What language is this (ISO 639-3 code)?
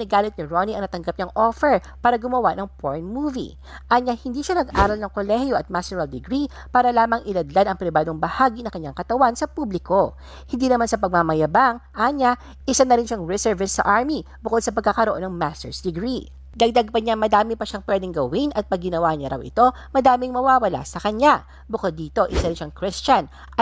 fil